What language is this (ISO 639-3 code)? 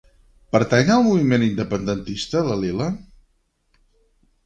cat